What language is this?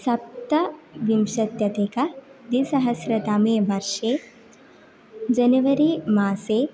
Sanskrit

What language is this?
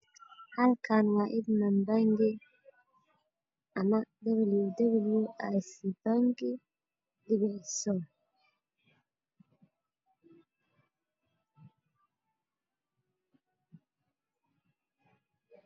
Somali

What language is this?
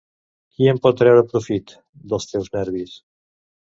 Catalan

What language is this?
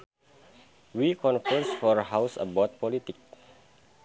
Sundanese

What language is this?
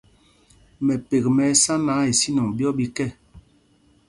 Mpumpong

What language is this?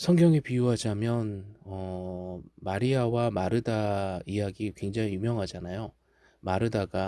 Korean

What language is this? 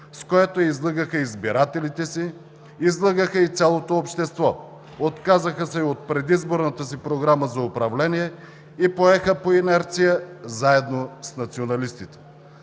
Bulgarian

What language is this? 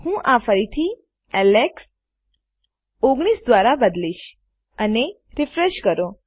Gujarati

